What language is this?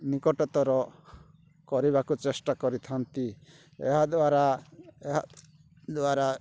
Odia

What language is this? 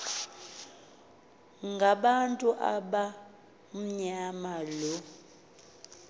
Xhosa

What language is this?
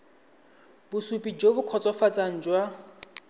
Tswana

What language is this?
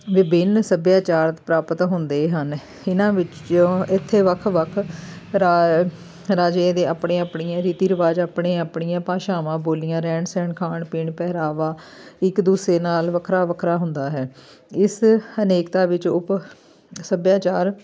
Punjabi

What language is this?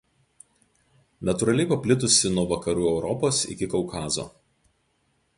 Lithuanian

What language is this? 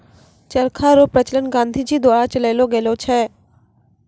Maithili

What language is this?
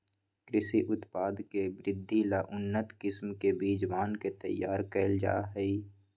Magahi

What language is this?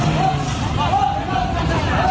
Thai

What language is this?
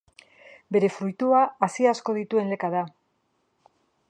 Basque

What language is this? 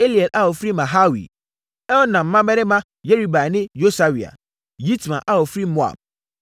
Akan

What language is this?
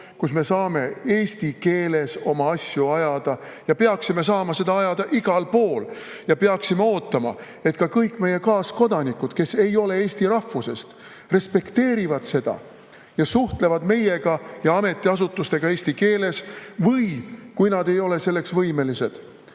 Estonian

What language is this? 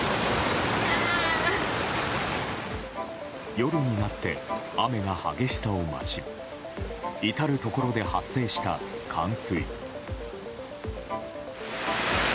Japanese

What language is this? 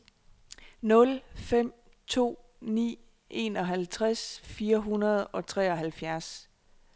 Danish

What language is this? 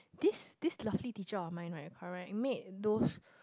English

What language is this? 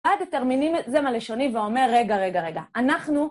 Hebrew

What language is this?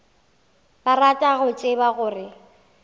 Northern Sotho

